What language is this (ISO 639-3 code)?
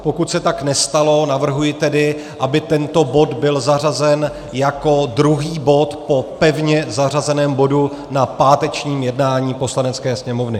ces